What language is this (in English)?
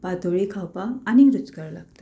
Konkani